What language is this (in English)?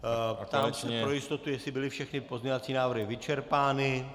Czech